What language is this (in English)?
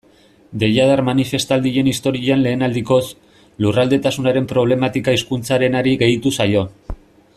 Basque